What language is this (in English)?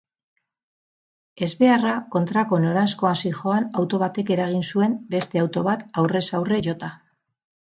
Basque